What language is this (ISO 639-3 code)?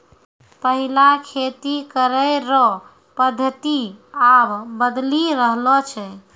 mai